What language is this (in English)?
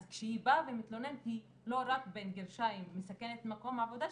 Hebrew